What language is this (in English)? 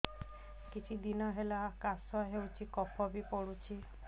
Odia